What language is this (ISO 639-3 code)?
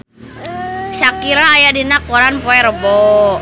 sun